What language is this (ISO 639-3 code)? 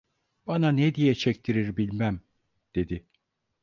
tur